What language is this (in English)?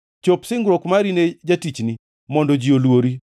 Luo (Kenya and Tanzania)